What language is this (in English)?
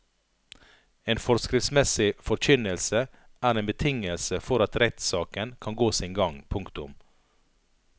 Norwegian